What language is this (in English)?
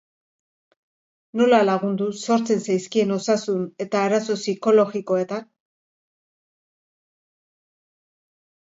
Basque